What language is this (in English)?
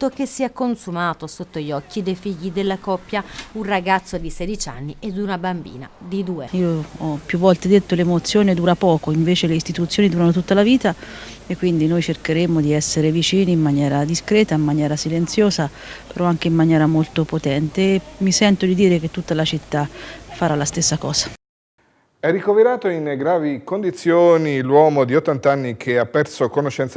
Italian